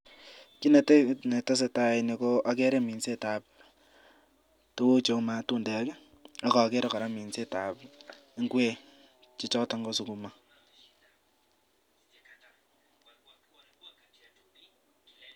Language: Kalenjin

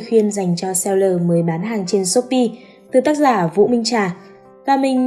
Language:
Vietnamese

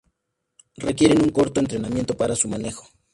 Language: Spanish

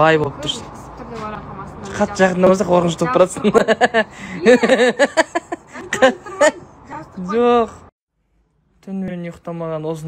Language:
Russian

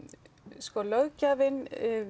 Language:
Icelandic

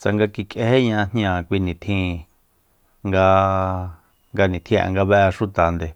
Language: Soyaltepec Mazatec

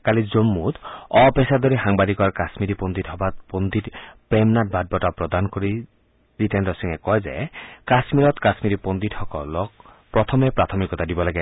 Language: Assamese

